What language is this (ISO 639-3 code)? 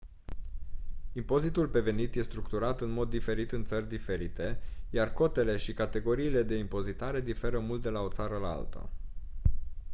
ron